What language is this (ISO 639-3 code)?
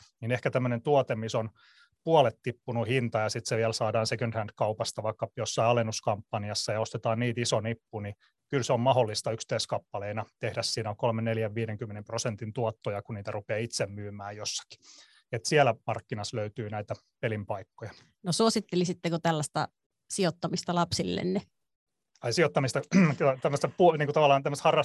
fin